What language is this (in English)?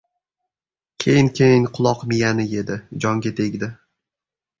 Uzbek